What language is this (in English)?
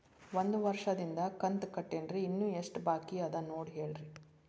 Kannada